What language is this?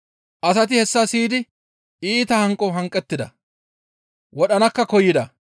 Gamo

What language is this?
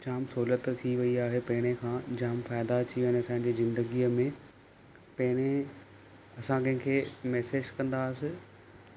Sindhi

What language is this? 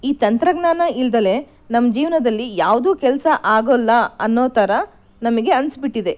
Kannada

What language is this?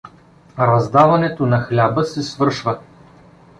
Bulgarian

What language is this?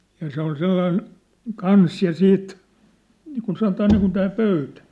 Finnish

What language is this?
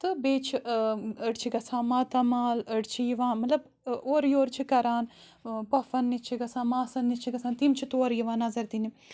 Kashmiri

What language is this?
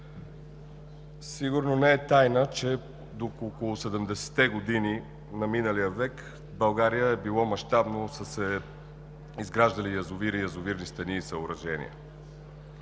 Bulgarian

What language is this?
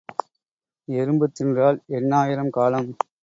Tamil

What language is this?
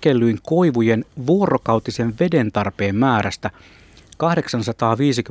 Finnish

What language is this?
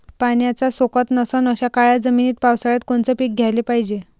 Marathi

